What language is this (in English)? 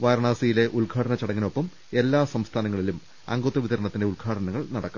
Malayalam